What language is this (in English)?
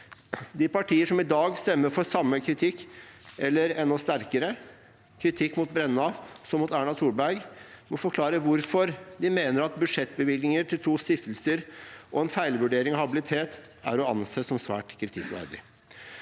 Norwegian